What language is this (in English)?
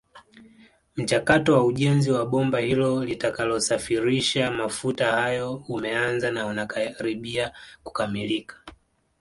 Swahili